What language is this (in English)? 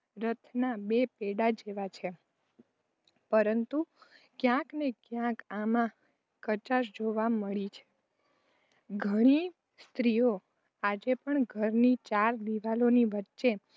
Gujarati